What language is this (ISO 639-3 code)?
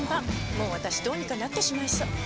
jpn